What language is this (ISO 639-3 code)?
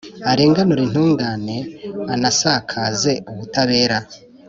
kin